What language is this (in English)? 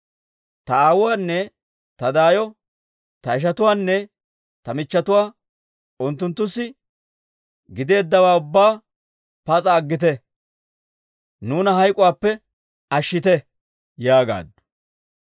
Dawro